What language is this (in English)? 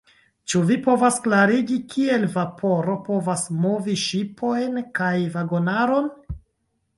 Esperanto